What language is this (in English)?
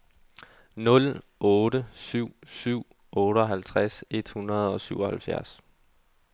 Danish